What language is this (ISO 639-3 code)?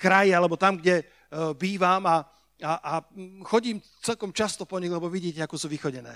slk